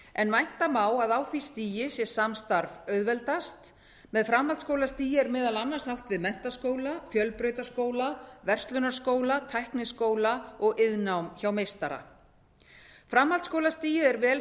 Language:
Icelandic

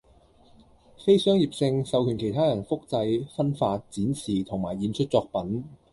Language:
Cantonese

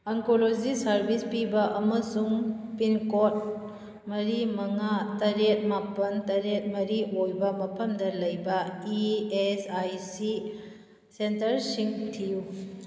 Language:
Manipuri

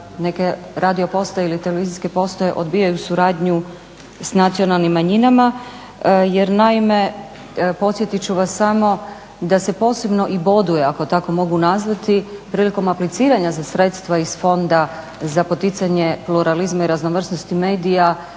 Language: Croatian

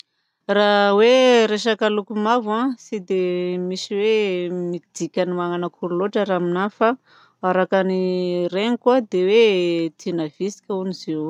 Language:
Southern Betsimisaraka Malagasy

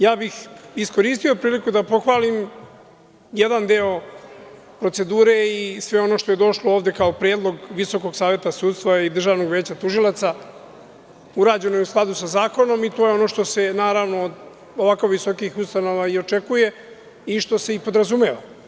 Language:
Serbian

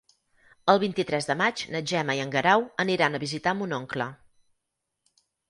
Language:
Catalan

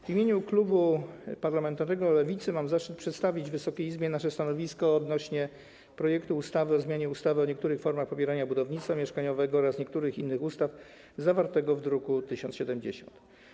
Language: Polish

